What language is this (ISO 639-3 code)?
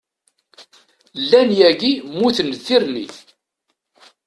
kab